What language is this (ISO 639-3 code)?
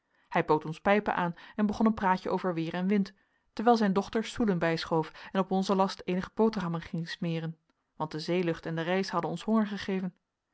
nld